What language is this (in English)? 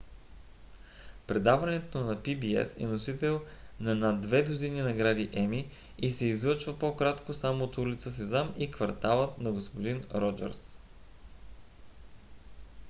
Bulgarian